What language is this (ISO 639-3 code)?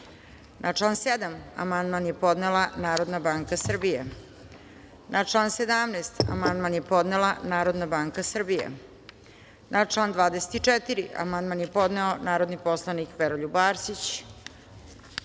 srp